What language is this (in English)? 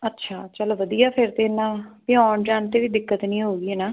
Punjabi